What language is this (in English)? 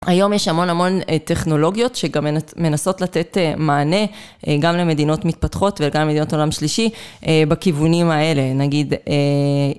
Hebrew